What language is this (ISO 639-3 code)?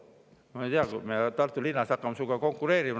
est